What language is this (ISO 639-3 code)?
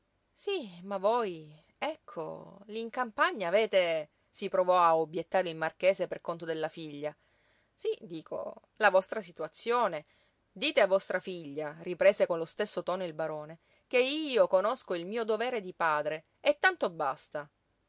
ita